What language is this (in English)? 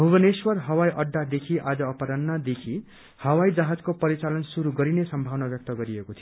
Nepali